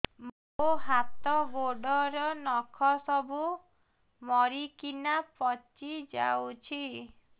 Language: Odia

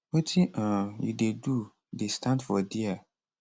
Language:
Nigerian Pidgin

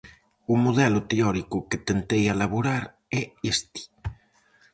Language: Galician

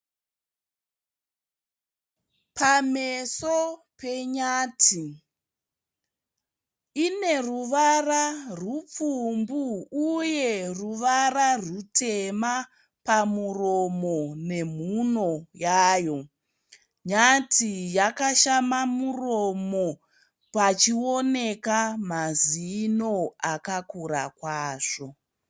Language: Shona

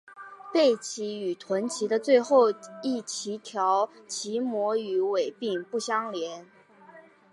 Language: Chinese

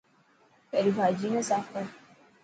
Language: Dhatki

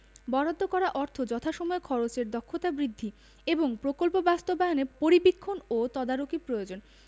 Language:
Bangla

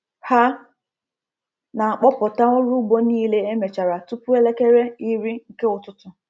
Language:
Igbo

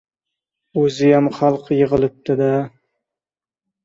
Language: Uzbek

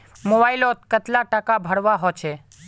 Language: Magahi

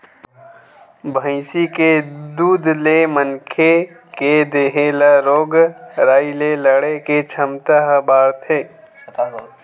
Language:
Chhattisgarhi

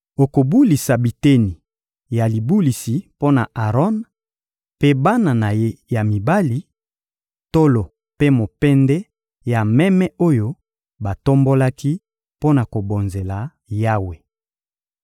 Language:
Lingala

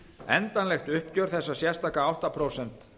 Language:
Icelandic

